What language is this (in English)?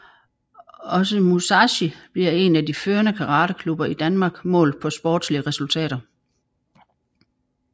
Danish